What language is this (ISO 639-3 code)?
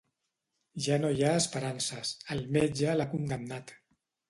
cat